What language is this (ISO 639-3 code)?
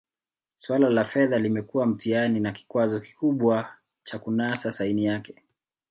swa